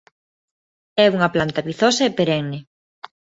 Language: Galician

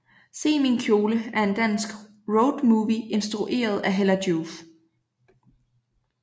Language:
Danish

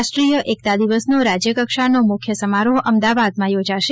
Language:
Gujarati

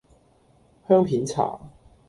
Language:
Cantonese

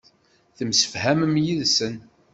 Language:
Kabyle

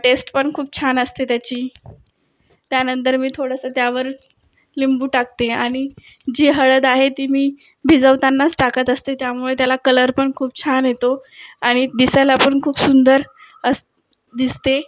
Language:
Marathi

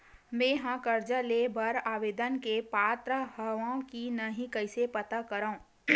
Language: Chhattisgarhi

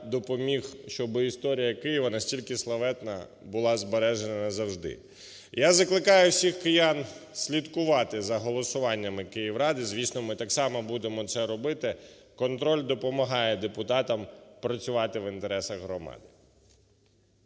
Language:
Ukrainian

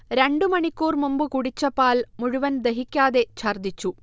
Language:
Malayalam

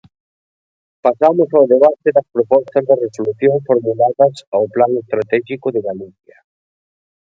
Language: Galician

